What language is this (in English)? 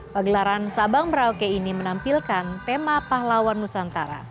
Indonesian